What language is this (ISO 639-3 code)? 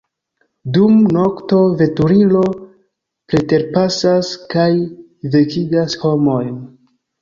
epo